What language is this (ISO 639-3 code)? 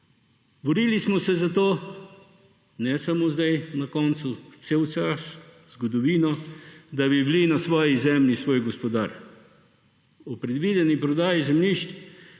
slv